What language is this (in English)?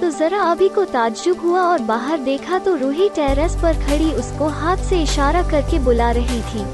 Hindi